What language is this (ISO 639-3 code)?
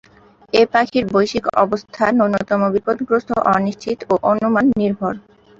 ben